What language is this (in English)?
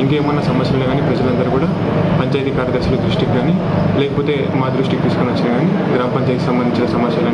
Hindi